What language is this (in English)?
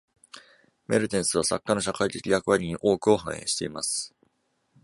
Japanese